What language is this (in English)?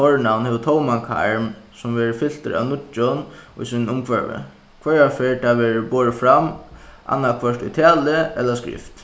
Faroese